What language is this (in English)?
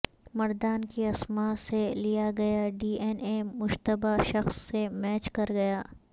Urdu